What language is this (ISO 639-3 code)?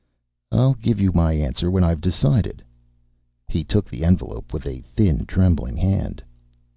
eng